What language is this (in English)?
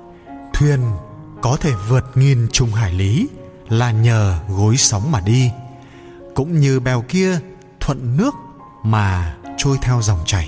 Vietnamese